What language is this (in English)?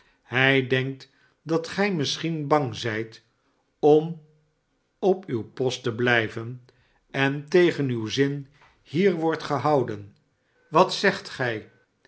Dutch